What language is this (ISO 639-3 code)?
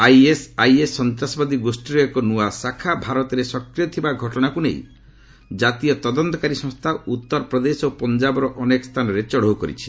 ori